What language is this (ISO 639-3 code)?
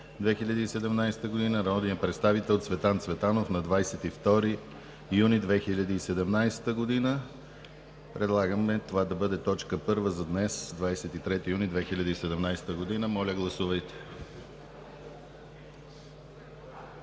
bul